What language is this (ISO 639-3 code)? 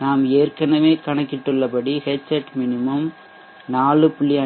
tam